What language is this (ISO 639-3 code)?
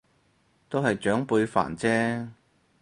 yue